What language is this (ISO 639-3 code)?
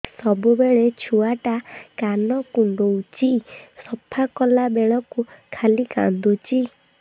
ori